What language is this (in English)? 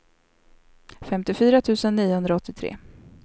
Swedish